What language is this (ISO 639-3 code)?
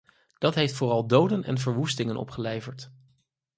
nld